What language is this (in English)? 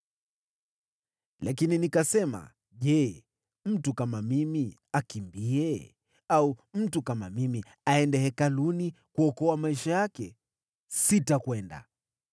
Swahili